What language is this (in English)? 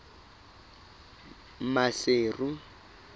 Southern Sotho